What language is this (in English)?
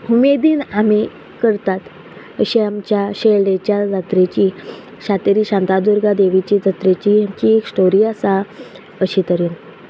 Konkani